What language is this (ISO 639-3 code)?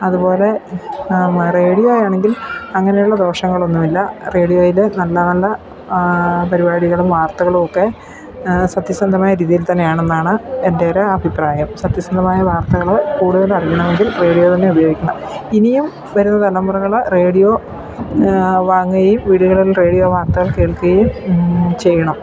mal